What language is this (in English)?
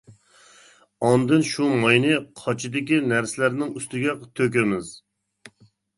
Uyghur